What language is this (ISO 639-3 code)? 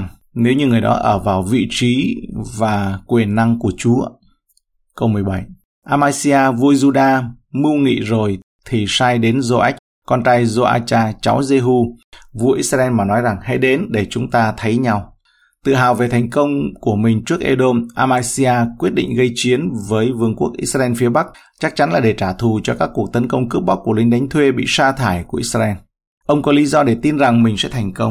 vie